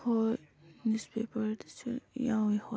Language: Manipuri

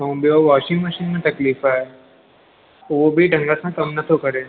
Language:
Sindhi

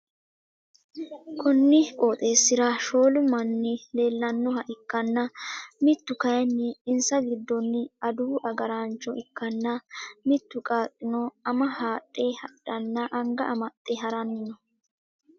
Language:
Sidamo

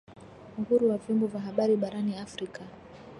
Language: Swahili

